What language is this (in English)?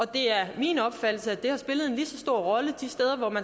Danish